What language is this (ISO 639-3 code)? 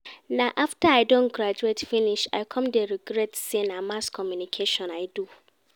pcm